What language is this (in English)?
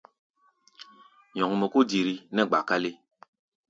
Gbaya